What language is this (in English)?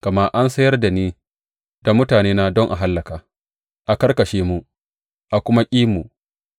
Hausa